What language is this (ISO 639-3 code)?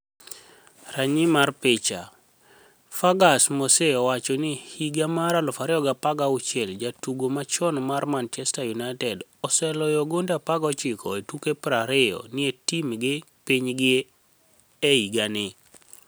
luo